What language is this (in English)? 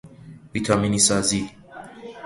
Persian